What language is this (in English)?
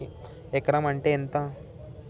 Telugu